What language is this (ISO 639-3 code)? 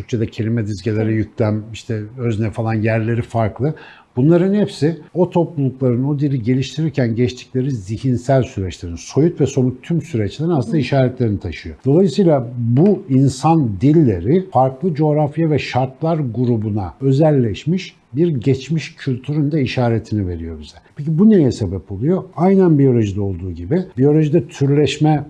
tur